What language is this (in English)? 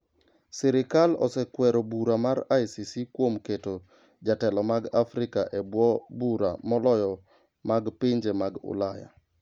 Luo (Kenya and Tanzania)